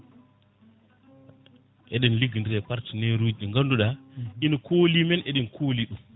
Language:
Fula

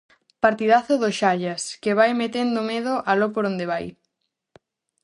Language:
Galician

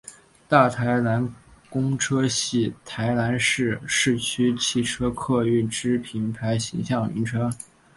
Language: Chinese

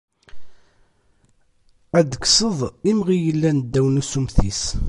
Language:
Kabyle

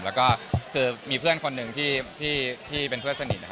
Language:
Thai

